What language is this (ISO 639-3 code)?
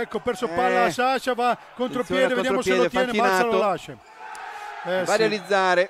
ita